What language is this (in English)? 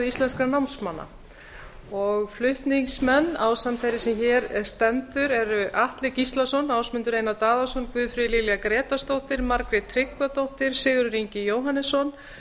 Icelandic